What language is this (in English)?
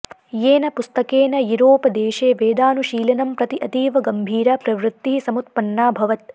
Sanskrit